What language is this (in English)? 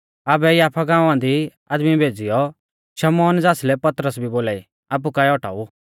Mahasu Pahari